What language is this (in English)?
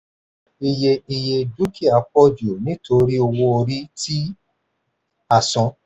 Yoruba